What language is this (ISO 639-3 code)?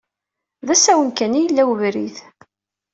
kab